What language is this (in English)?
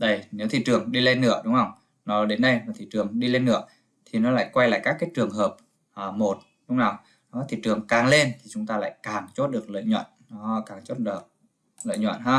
Vietnamese